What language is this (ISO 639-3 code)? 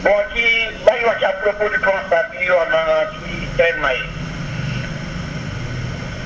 wol